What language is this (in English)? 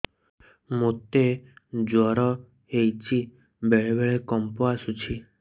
Odia